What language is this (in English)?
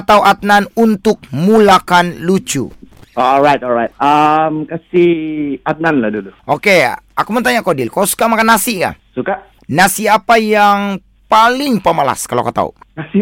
Malay